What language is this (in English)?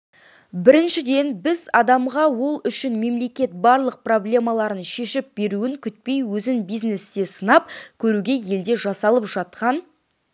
Kazakh